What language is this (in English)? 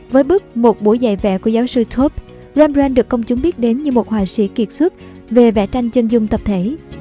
Vietnamese